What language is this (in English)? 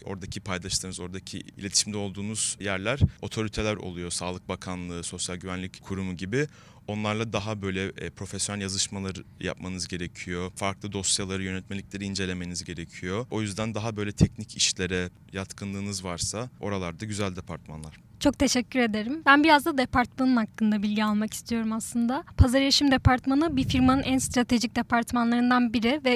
Turkish